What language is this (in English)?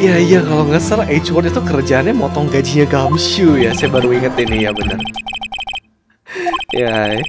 Indonesian